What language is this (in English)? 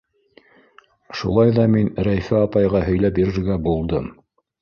Bashkir